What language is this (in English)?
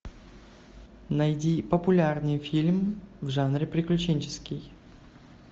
Russian